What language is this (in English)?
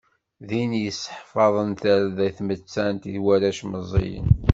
Kabyle